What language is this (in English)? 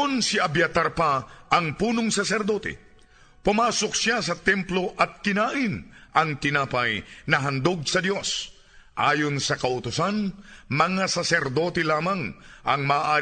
Filipino